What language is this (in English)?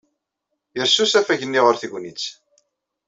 Kabyle